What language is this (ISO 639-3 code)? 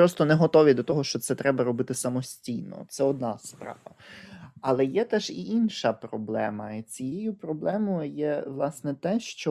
ukr